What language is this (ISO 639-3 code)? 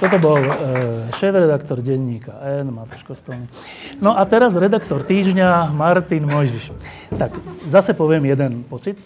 slk